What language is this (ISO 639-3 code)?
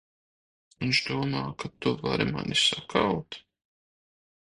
lav